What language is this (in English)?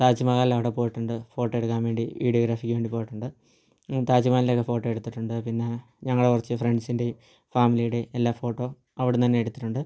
Malayalam